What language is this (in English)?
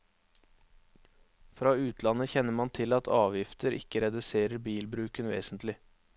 Norwegian